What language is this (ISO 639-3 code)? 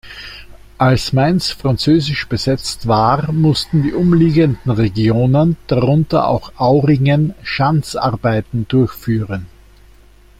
deu